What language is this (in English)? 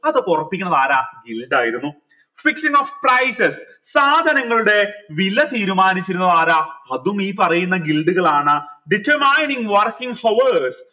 Malayalam